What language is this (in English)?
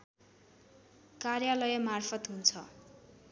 Nepali